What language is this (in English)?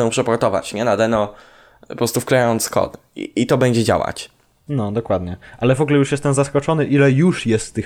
Polish